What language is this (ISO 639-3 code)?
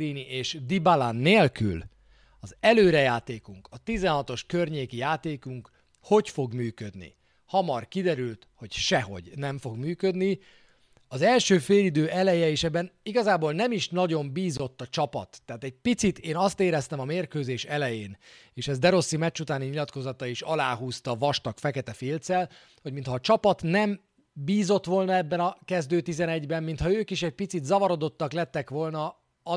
hun